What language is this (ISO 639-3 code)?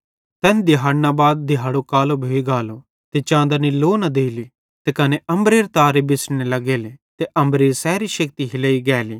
bhd